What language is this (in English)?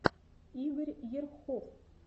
Russian